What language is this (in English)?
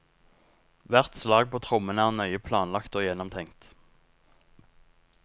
Norwegian